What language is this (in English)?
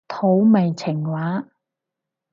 Cantonese